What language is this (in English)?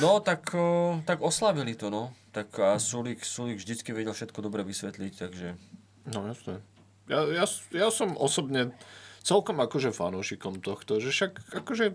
Slovak